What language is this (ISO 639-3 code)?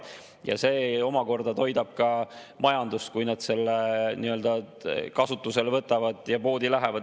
est